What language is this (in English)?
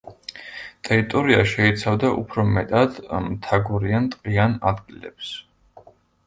Georgian